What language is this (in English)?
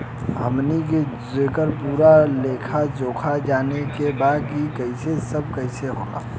Bhojpuri